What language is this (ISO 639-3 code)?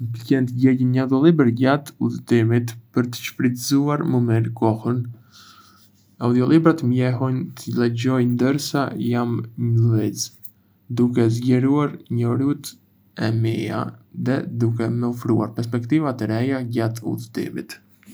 aae